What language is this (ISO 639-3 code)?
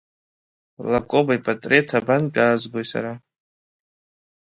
abk